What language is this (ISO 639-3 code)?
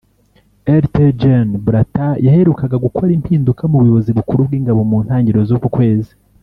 kin